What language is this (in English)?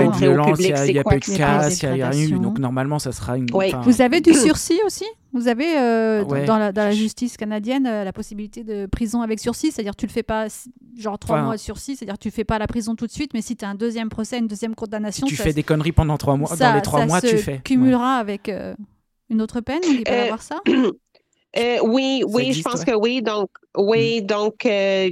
French